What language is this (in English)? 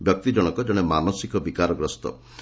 Odia